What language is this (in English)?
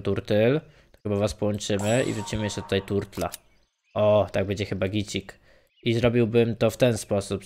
Polish